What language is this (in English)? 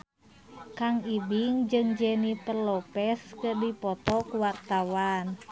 Sundanese